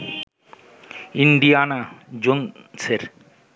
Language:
Bangla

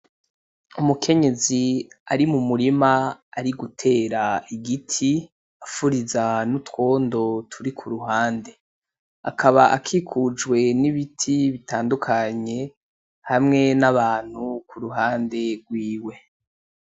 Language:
Rundi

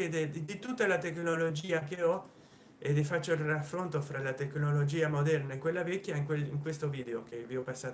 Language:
Italian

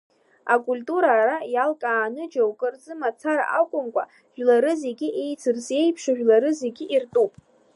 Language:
Abkhazian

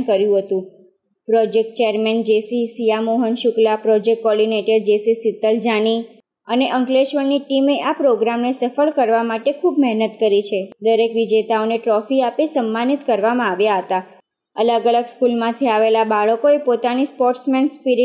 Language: Hindi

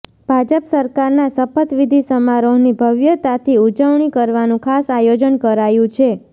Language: Gujarati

